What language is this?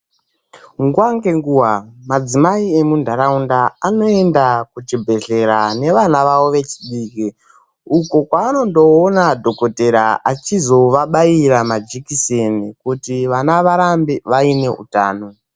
Ndau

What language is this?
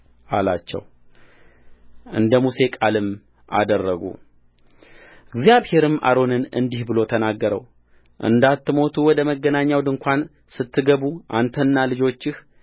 Amharic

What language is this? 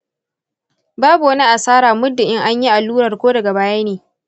Hausa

